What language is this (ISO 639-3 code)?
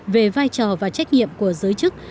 vie